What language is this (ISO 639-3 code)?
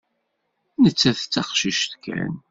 kab